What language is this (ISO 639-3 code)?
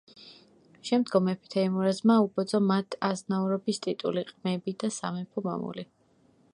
kat